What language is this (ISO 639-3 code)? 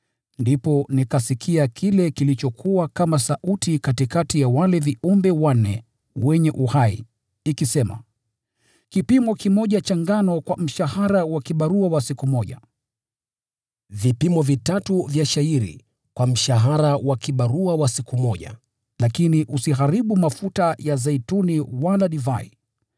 swa